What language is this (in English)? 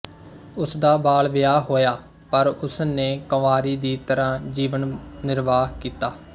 Punjabi